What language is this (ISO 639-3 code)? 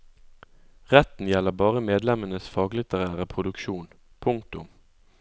nor